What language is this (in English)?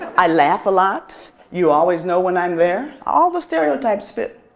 English